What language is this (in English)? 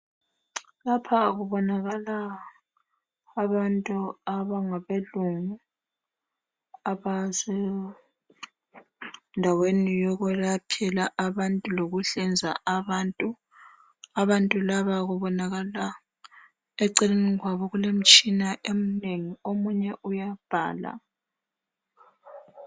North Ndebele